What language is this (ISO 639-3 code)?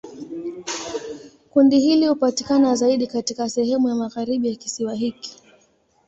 swa